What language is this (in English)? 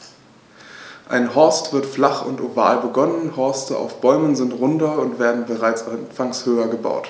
German